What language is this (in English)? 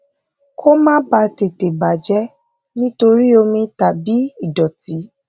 Yoruba